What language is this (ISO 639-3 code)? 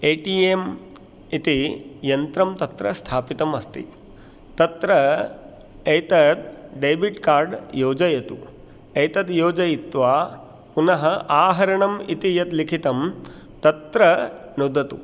san